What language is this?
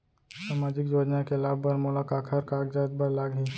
Chhattisgarhi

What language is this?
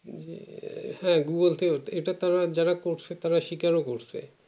Bangla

